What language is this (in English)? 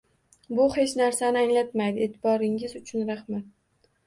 Uzbek